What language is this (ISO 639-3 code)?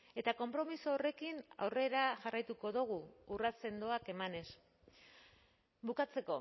eus